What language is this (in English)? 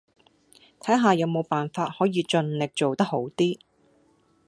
Cantonese